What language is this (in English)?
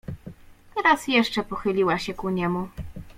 Polish